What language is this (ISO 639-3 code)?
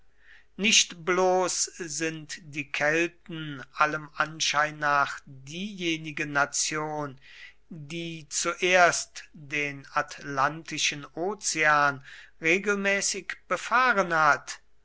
deu